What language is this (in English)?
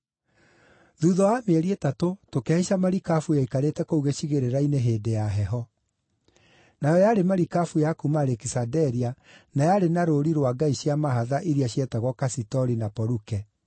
Kikuyu